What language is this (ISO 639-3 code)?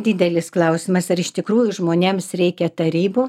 lit